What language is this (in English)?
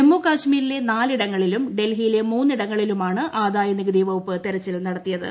Malayalam